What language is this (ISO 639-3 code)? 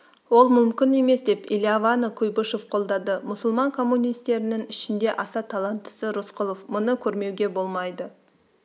kaz